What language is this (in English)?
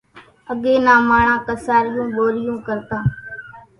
Kachi Koli